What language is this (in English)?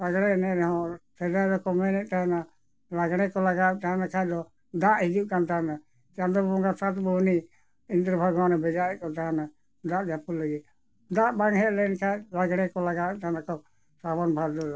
Santali